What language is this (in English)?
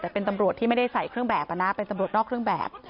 Thai